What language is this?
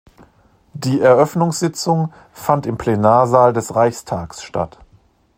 German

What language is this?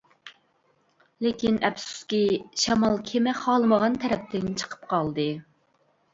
Uyghur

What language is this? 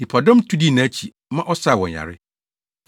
Akan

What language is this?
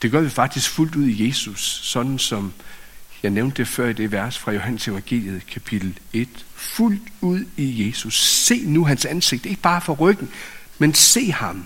Danish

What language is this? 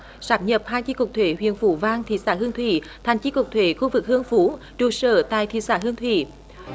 Vietnamese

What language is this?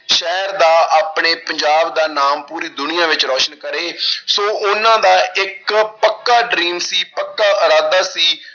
Punjabi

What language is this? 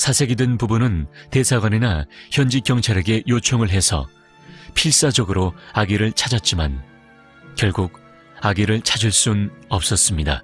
Korean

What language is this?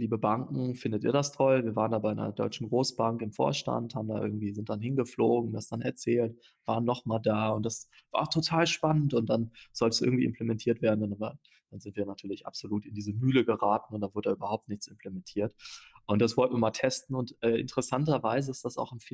German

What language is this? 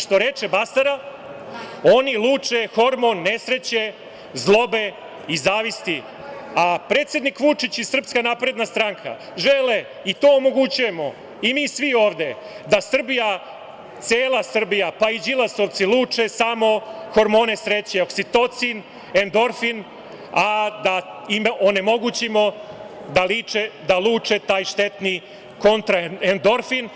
Serbian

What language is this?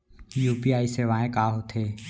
Chhattisgarhi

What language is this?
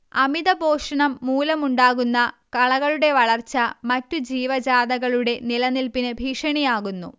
Malayalam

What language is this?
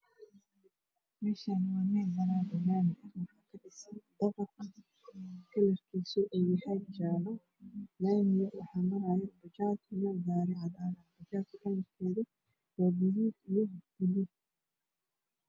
Somali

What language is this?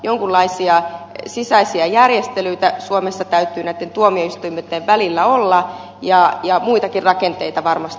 Finnish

